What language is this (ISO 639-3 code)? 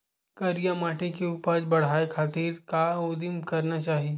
hne